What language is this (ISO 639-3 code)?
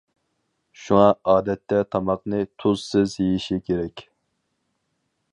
uig